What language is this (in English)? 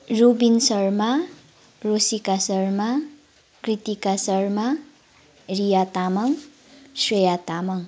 Nepali